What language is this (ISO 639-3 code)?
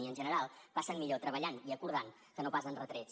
cat